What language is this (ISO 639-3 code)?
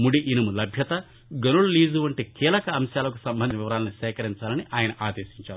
tel